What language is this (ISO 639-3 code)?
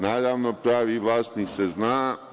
srp